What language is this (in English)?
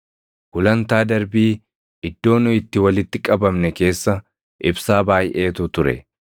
Oromo